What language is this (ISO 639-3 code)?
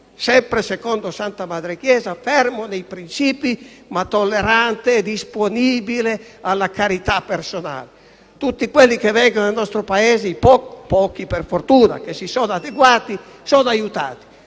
ita